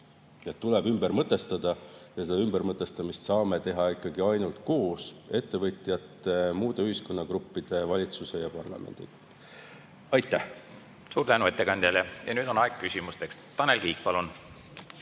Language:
Estonian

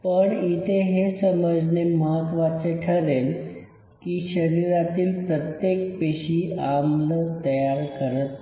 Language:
Marathi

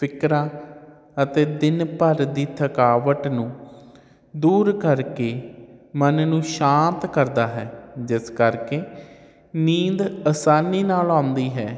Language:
Punjabi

